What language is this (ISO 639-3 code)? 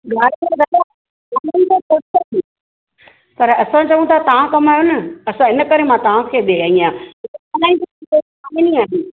snd